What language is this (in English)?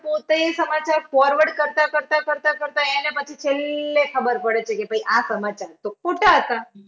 Gujarati